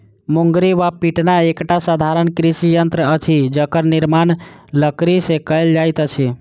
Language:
Maithili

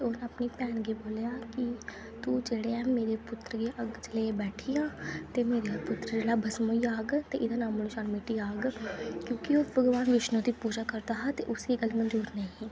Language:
Dogri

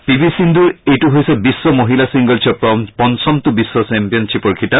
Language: Assamese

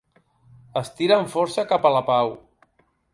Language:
Catalan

